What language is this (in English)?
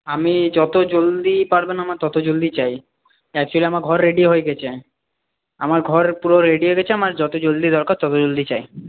Bangla